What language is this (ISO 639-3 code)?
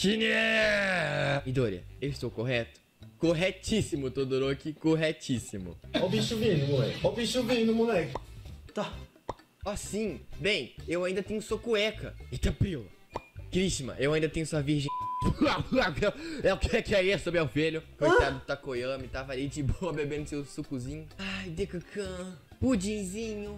por